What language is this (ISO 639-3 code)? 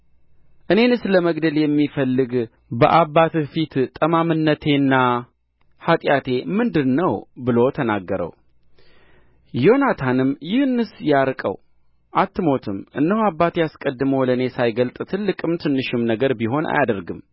amh